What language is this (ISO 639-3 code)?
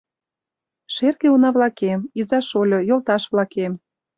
chm